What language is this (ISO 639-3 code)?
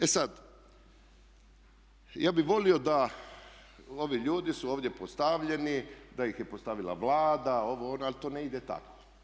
hrv